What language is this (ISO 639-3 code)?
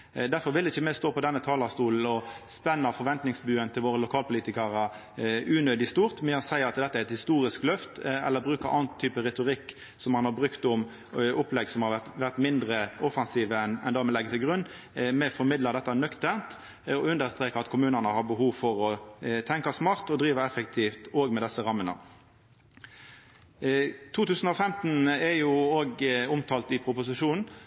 nno